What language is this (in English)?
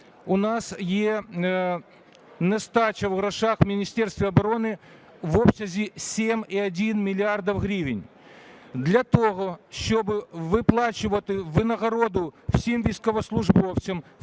Ukrainian